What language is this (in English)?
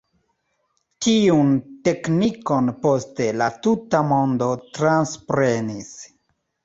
Esperanto